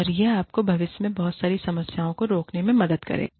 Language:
Hindi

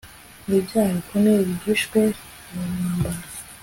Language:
Kinyarwanda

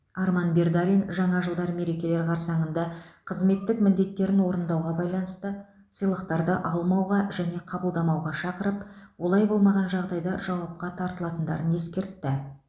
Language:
Kazakh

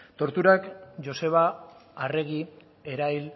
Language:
Basque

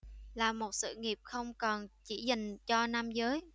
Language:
Vietnamese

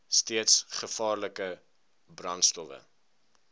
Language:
Afrikaans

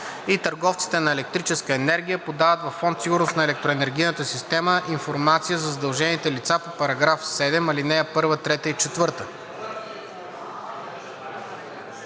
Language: Bulgarian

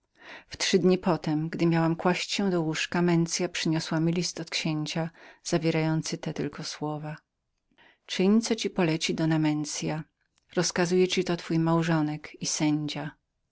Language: Polish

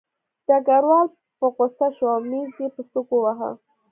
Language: Pashto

